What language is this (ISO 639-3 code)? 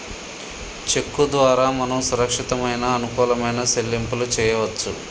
tel